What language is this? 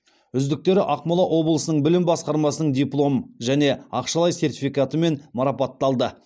Kazakh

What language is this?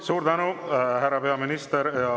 Estonian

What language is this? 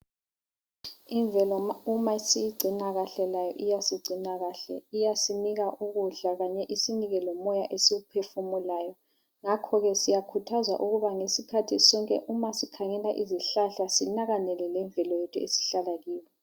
North Ndebele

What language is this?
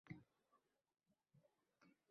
Uzbek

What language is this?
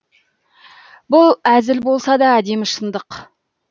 Kazakh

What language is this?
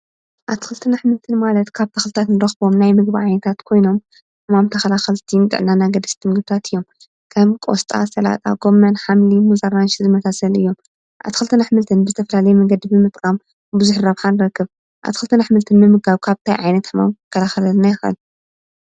Tigrinya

